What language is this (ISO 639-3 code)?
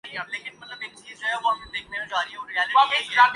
urd